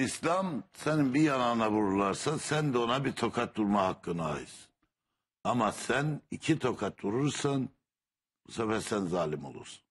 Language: Turkish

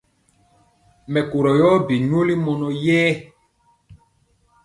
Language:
Mpiemo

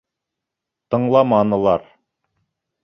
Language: Bashkir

